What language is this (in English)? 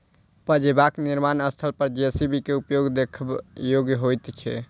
Maithili